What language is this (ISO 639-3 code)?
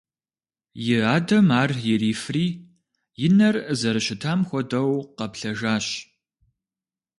kbd